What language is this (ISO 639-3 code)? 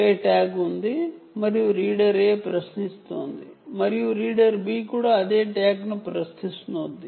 tel